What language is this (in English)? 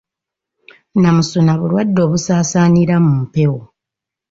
Ganda